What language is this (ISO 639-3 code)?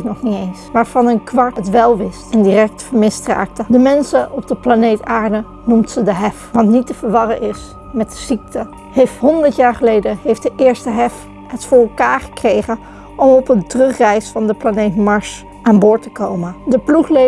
nld